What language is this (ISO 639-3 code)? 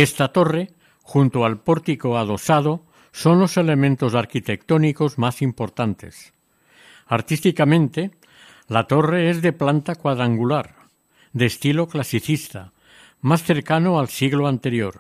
spa